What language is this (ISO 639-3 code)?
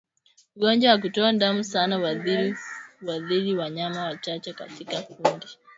swa